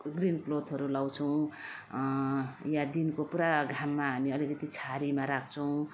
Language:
Nepali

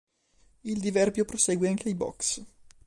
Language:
Italian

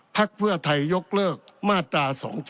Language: Thai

